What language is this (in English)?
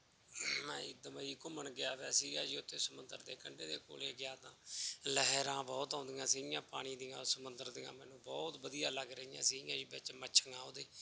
Punjabi